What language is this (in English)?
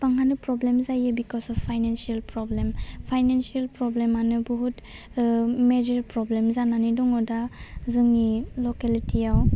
Bodo